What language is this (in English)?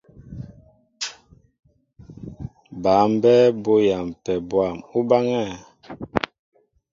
Mbo (Cameroon)